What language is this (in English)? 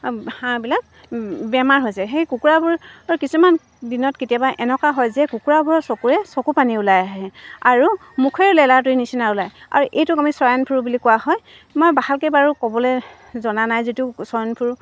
Assamese